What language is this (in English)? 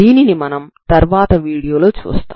Telugu